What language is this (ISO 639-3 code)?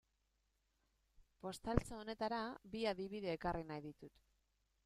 eus